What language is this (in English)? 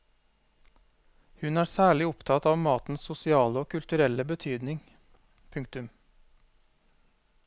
Norwegian